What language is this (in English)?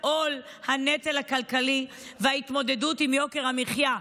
Hebrew